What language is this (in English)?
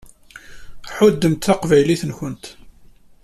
Kabyle